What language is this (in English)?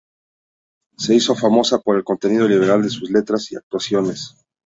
Spanish